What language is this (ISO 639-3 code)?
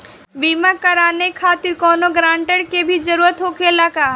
bho